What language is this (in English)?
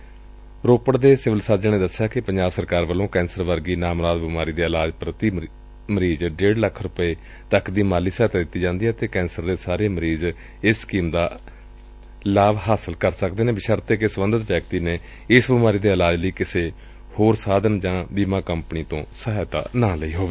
Punjabi